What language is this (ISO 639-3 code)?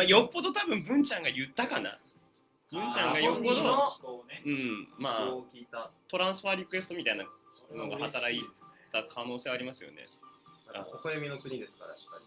jpn